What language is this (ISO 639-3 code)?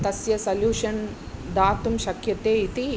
san